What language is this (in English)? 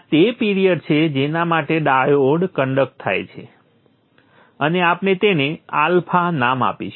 Gujarati